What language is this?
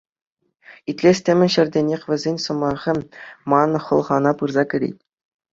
Chuvash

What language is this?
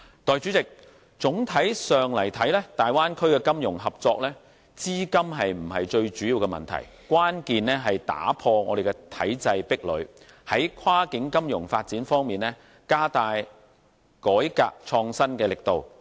Cantonese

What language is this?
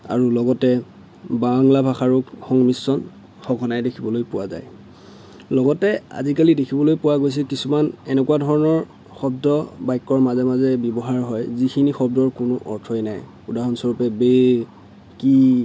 Assamese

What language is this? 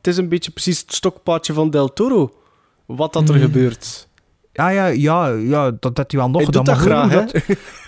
Dutch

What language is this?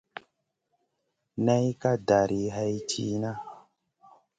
Masana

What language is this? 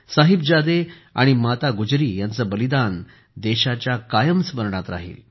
Marathi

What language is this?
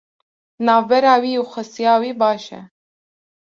Kurdish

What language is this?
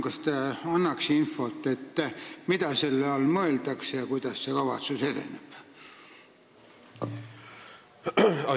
Estonian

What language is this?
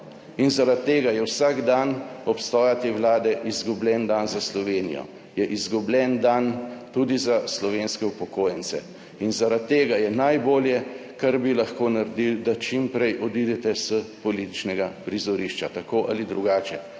Slovenian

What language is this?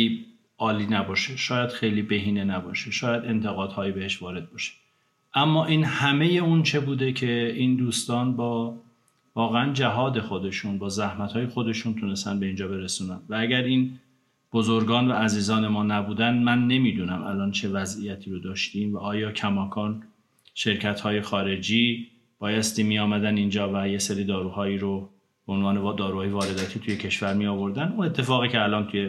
Persian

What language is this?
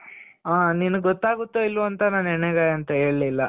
Kannada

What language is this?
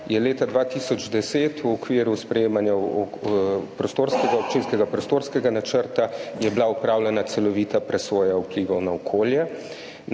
Slovenian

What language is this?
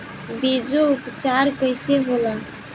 Bhojpuri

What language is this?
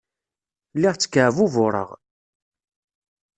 Kabyle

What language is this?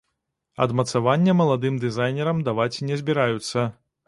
Belarusian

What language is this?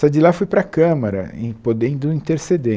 Portuguese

